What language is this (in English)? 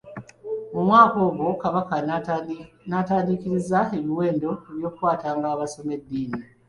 Ganda